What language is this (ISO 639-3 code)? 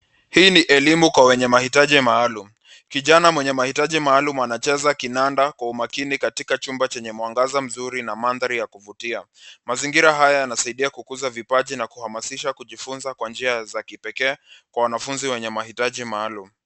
swa